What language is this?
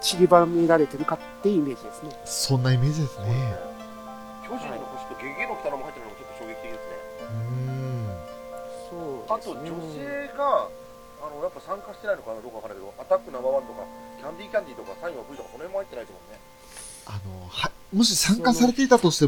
Japanese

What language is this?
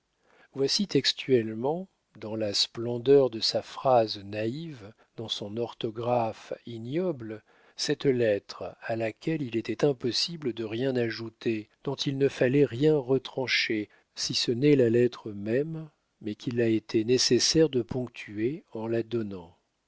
French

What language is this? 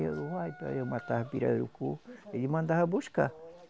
Portuguese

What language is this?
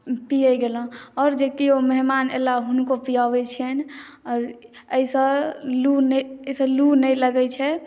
Maithili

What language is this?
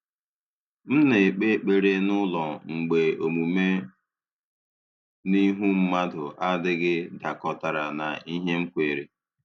Igbo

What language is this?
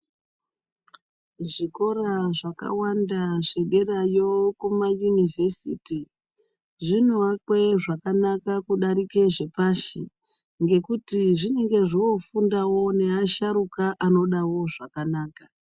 Ndau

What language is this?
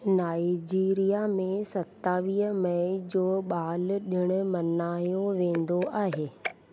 Sindhi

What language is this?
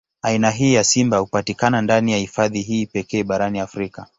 Swahili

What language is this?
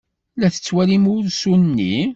Kabyle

